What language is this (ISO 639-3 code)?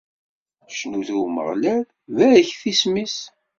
kab